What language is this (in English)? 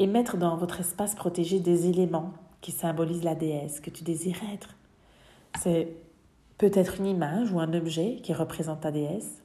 French